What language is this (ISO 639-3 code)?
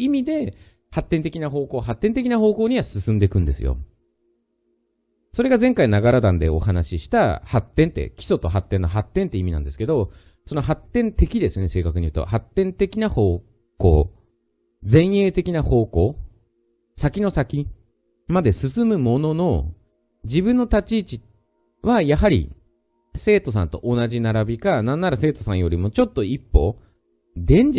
jpn